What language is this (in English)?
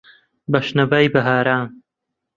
Central Kurdish